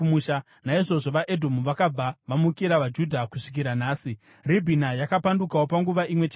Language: Shona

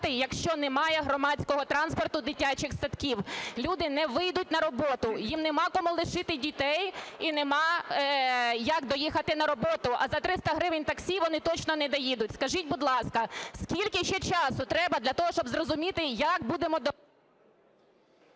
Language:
Ukrainian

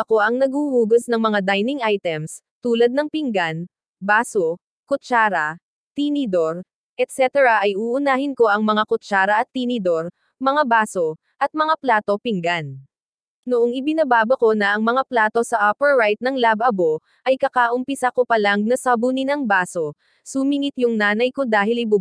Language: Filipino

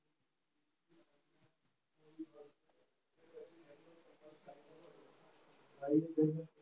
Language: Gujarati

